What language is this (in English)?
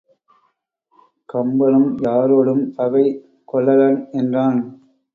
Tamil